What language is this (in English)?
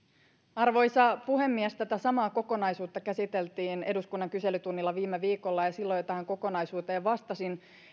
Finnish